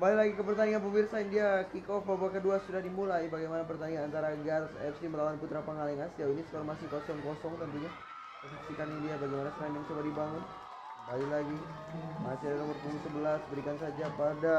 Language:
Indonesian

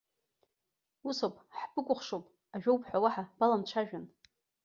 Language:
Abkhazian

